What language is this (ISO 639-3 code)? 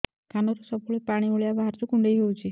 ori